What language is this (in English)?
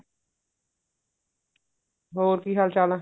Punjabi